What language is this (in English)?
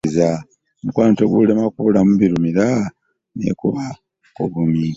Ganda